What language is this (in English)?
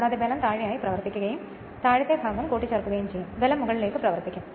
Malayalam